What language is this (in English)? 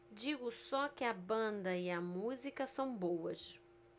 Portuguese